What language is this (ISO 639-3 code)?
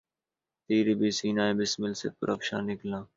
urd